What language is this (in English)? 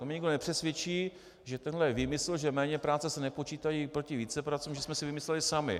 Czech